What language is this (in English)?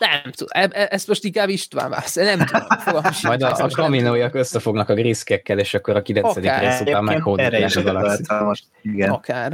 Hungarian